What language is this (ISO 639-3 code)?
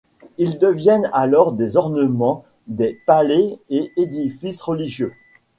fra